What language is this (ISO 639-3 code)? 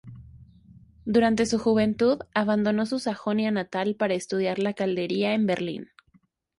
spa